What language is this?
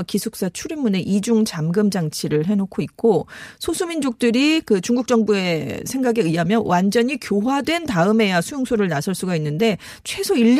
Korean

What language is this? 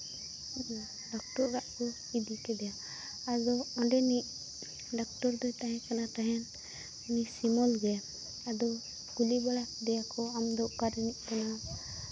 Santali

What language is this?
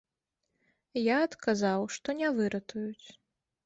Belarusian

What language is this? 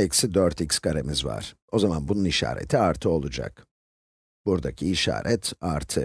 Turkish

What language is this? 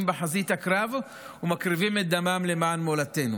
Hebrew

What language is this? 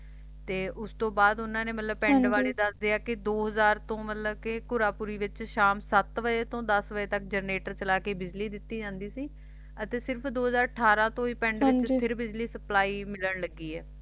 Punjabi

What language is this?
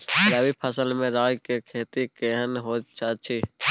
Maithili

